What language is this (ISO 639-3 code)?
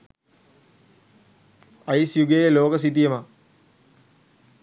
sin